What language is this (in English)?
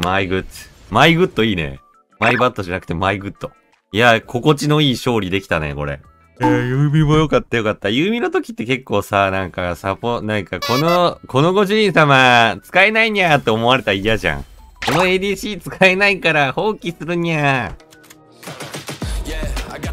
Japanese